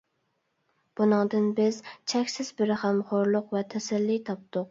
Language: Uyghur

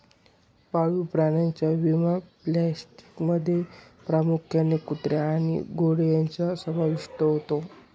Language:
Marathi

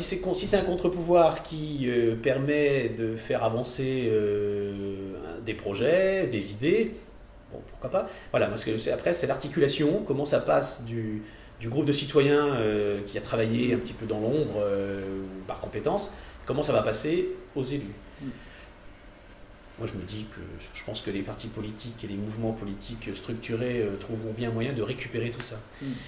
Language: French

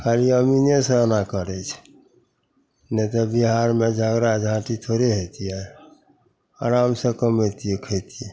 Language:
Maithili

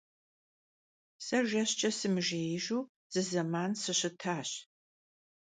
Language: Kabardian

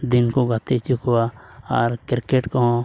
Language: Santali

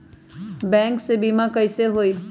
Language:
Magahi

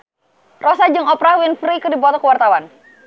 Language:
Sundanese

